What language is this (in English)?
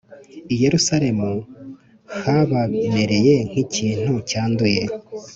Kinyarwanda